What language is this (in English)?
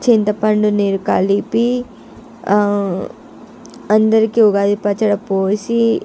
Telugu